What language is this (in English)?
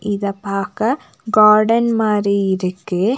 Tamil